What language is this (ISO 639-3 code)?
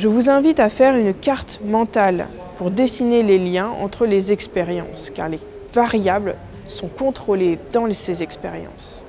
fra